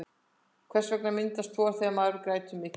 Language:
Icelandic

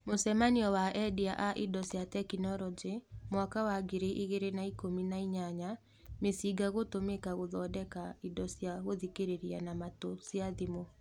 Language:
Kikuyu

